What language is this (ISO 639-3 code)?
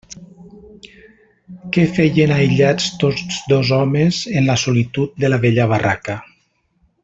cat